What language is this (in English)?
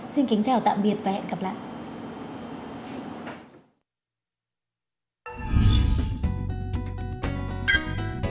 Vietnamese